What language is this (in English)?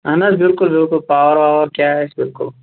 Kashmiri